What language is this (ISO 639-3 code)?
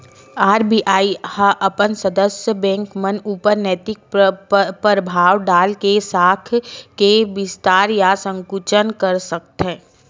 hne